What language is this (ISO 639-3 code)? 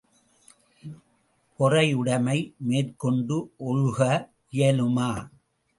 tam